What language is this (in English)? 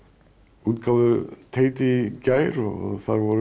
Icelandic